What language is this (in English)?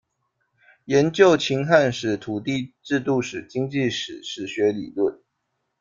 Chinese